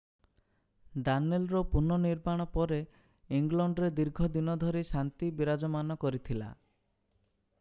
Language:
Odia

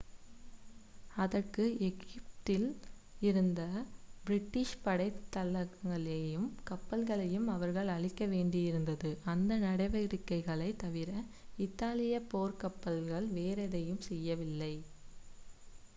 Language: Tamil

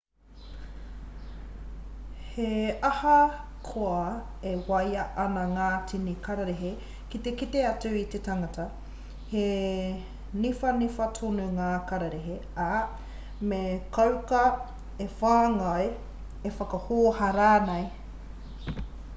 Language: Māori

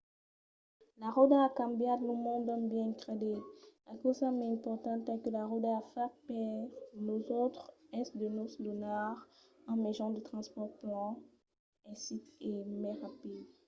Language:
Occitan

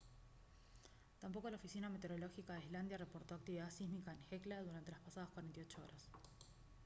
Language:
Spanish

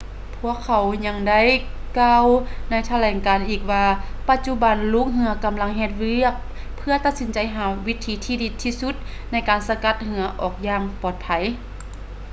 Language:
Lao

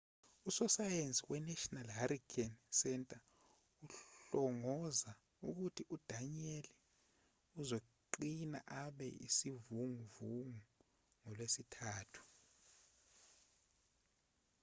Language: Zulu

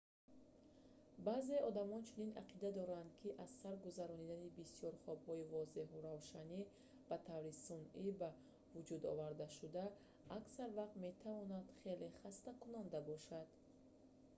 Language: Tajik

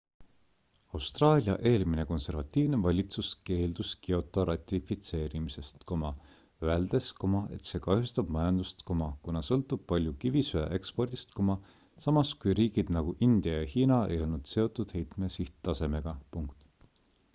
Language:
Estonian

